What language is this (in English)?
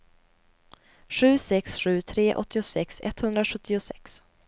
Swedish